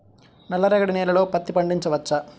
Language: Telugu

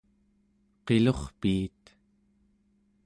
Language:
Central Yupik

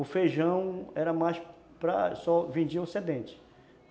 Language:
Portuguese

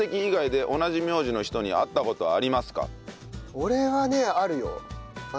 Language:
Japanese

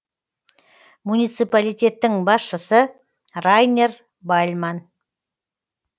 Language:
Kazakh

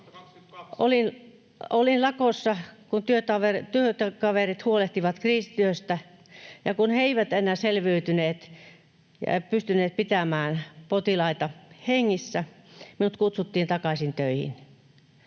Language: Finnish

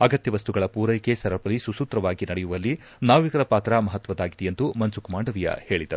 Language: Kannada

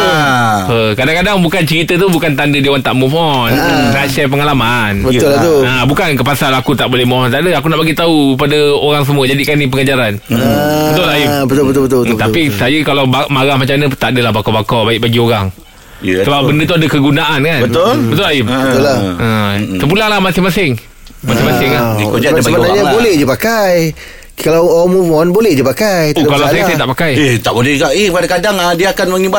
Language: Malay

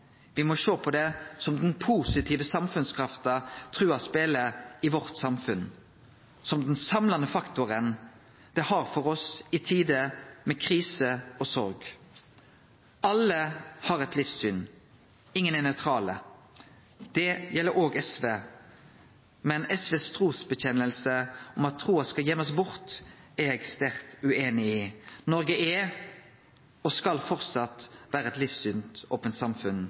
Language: Norwegian Nynorsk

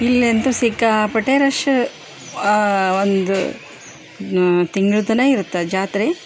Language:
Kannada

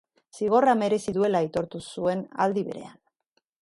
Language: Basque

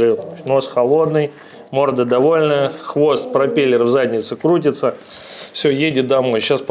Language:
Russian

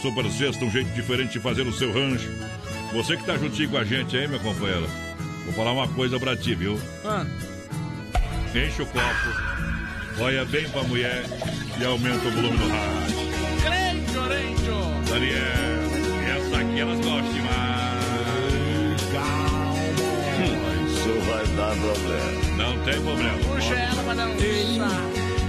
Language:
Portuguese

